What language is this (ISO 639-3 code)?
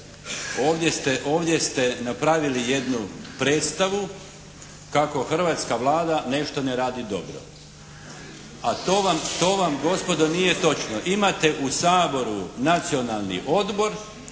hrv